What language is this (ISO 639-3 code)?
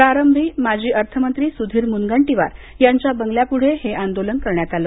mar